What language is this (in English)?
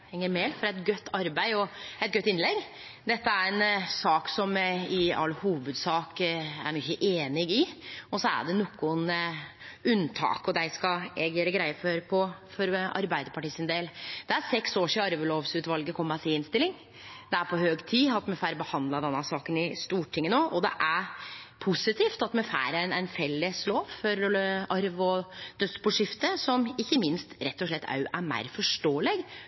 Norwegian Nynorsk